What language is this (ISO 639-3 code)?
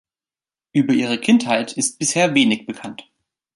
deu